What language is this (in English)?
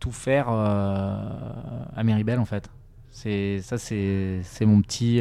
French